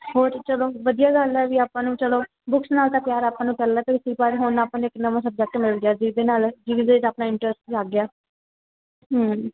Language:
Punjabi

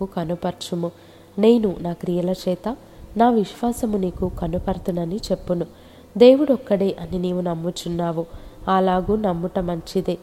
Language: Telugu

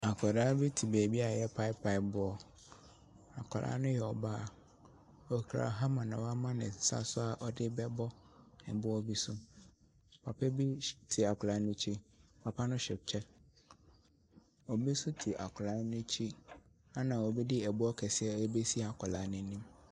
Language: Akan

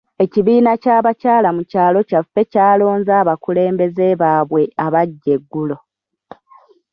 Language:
Ganda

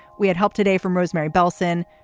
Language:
English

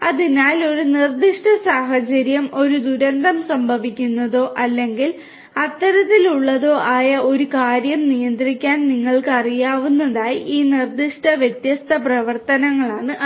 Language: Malayalam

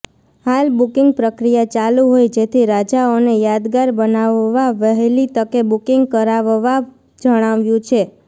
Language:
Gujarati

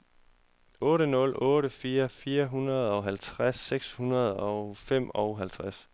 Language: Danish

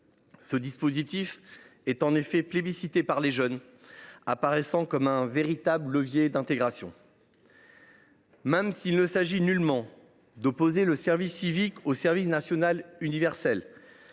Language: French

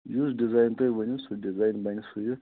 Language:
Kashmiri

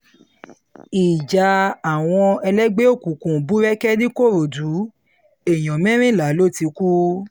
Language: Yoruba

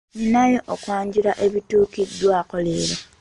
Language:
Ganda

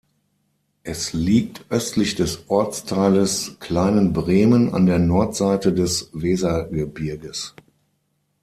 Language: German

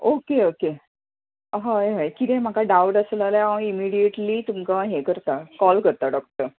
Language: Konkani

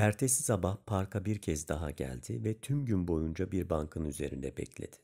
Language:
Turkish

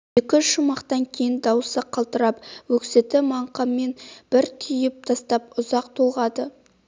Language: Kazakh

